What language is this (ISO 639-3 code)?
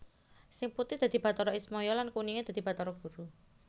jav